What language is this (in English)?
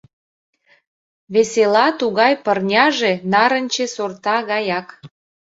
Mari